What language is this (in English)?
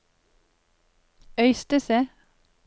Norwegian